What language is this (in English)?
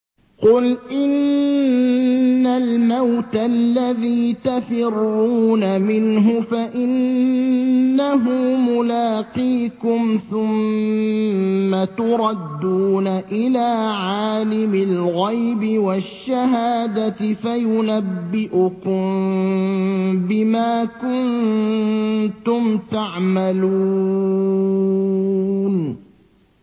Arabic